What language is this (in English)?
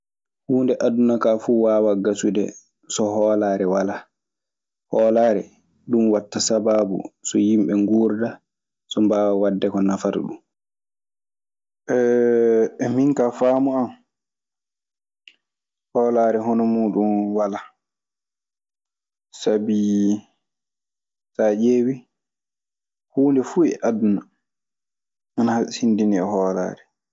Maasina Fulfulde